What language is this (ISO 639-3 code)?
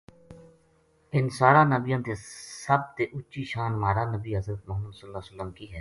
gju